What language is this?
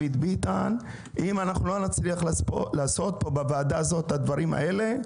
Hebrew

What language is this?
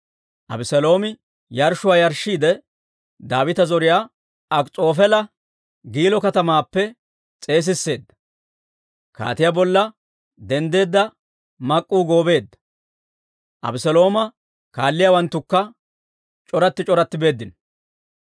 Dawro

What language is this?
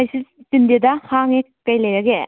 Manipuri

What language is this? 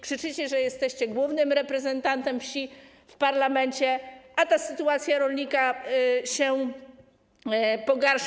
Polish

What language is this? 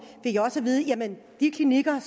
Danish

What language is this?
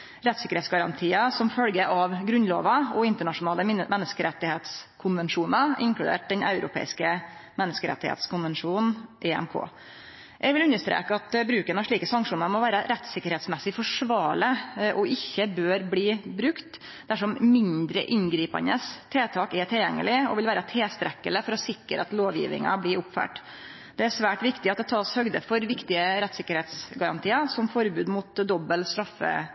Norwegian Nynorsk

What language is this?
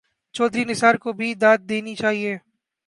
Urdu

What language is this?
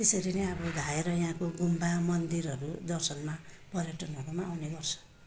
Nepali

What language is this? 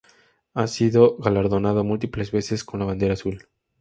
Spanish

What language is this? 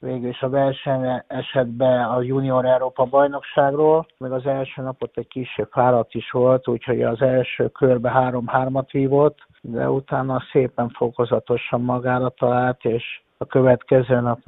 Hungarian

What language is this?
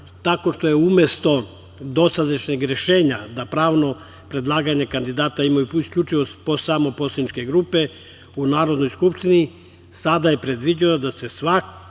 Serbian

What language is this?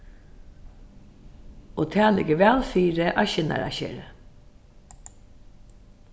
Faroese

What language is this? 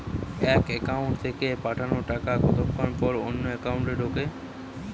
Bangla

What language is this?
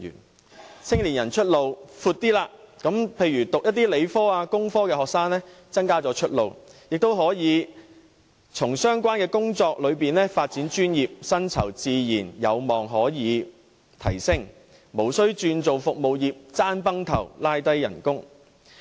Cantonese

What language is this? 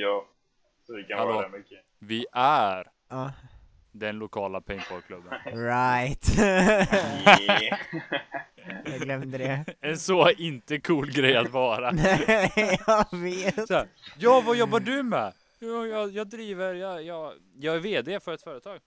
Swedish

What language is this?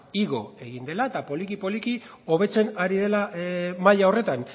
Basque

